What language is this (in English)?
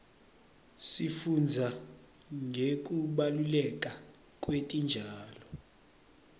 Swati